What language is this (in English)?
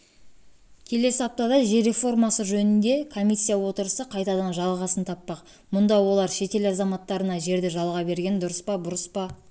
Kazakh